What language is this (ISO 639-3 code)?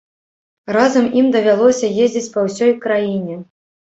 bel